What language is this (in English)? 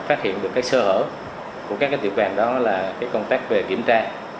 Vietnamese